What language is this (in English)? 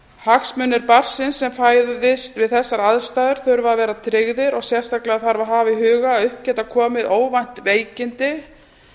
Icelandic